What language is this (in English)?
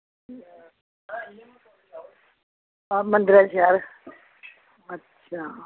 Dogri